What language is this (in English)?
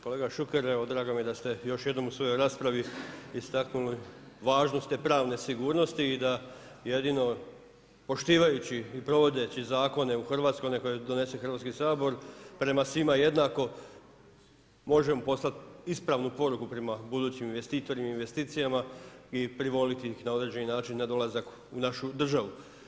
Croatian